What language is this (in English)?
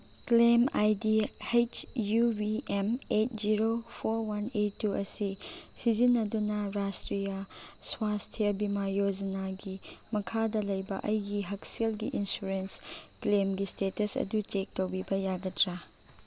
Manipuri